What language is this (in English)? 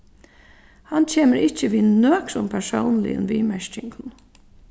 Faroese